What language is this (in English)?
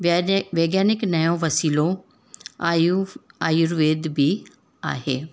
Sindhi